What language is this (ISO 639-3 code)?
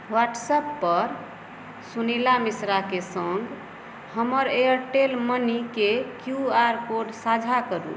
mai